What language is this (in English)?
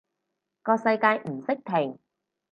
Cantonese